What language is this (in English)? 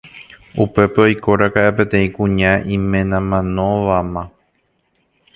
Guarani